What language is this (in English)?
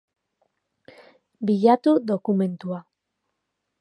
Basque